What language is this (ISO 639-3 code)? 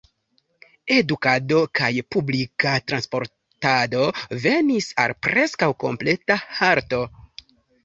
epo